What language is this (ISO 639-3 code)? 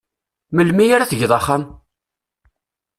kab